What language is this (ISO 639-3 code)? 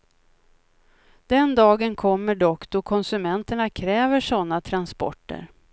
swe